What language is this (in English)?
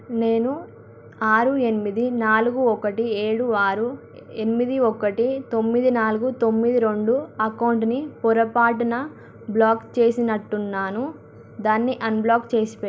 Telugu